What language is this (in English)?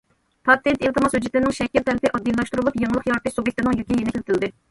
Uyghur